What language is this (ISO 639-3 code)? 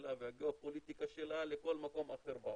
heb